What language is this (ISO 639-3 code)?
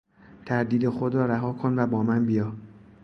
fas